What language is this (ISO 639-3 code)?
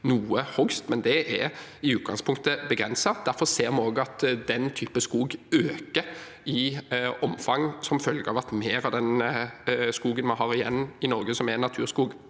nor